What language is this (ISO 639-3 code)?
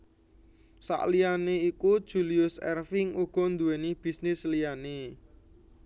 jav